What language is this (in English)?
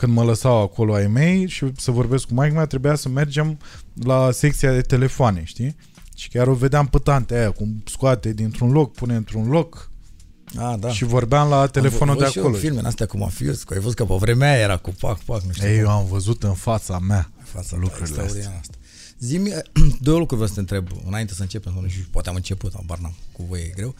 Romanian